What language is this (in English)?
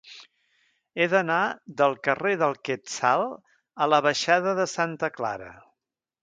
Catalan